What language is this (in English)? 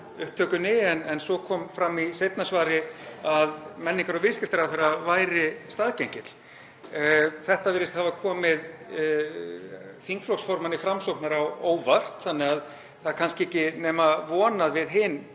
Icelandic